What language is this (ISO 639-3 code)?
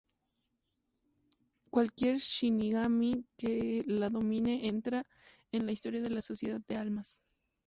spa